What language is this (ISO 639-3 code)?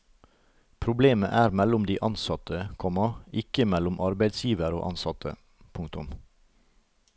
nor